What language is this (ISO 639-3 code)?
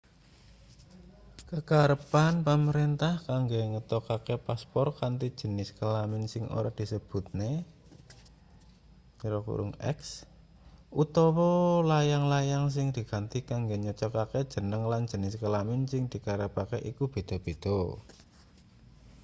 jav